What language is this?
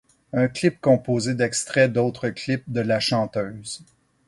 French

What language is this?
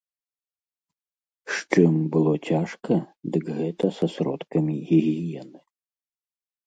Belarusian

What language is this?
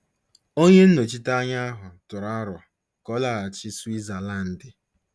Igbo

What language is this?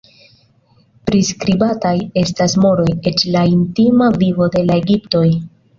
Esperanto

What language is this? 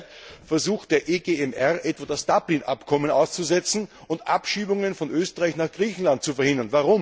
German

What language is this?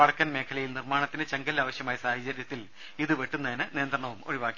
Malayalam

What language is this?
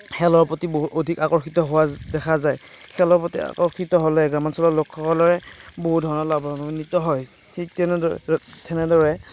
Assamese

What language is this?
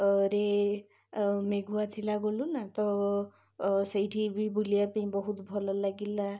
Odia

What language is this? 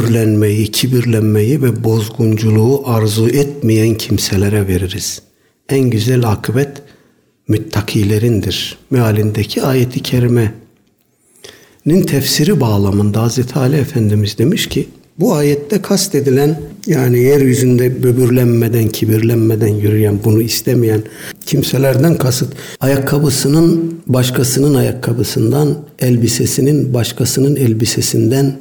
Turkish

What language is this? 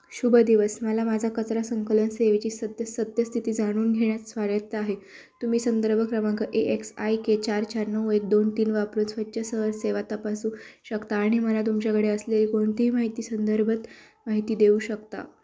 Marathi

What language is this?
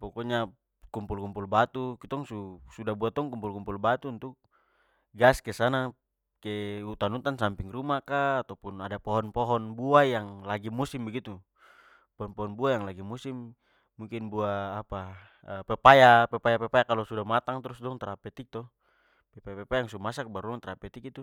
Papuan Malay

